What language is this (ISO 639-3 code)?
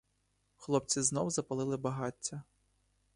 ukr